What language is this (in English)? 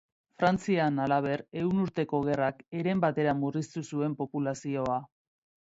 Basque